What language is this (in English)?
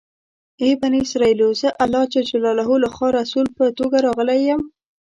Pashto